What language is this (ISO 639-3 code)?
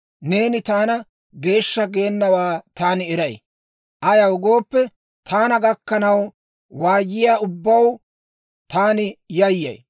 dwr